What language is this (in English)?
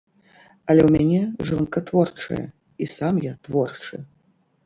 Belarusian